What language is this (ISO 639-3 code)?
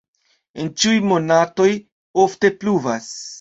epo